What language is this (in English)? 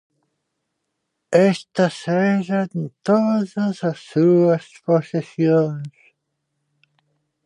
Galician